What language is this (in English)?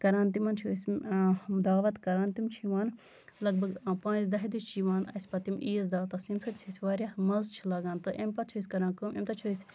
Kashmiri